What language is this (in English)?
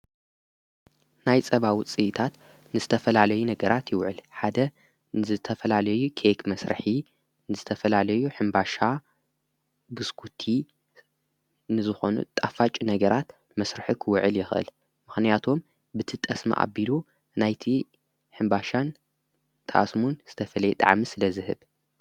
Tigrinya